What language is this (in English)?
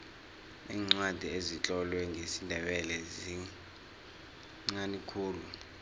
South Ndebele